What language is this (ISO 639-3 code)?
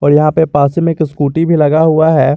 hin